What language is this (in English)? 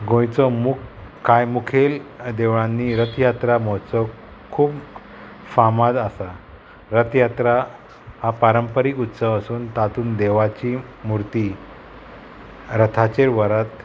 Konkani